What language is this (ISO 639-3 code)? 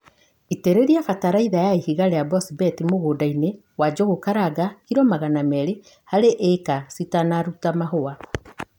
kik